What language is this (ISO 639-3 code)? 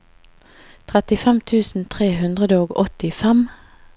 nor